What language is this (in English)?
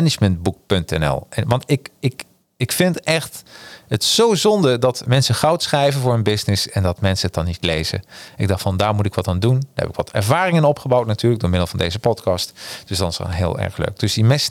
Dutch